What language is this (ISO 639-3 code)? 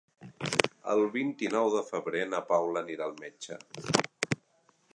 cat